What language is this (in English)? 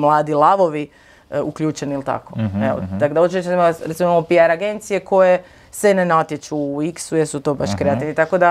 Croatian